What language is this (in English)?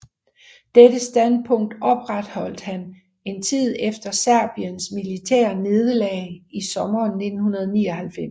Danish